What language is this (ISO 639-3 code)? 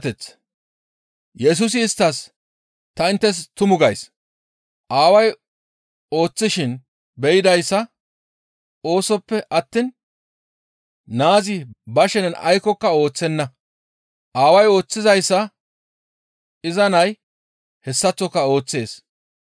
gmv